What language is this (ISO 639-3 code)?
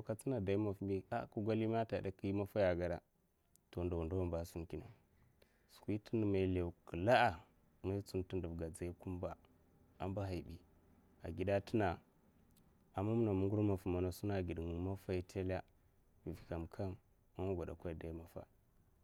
maf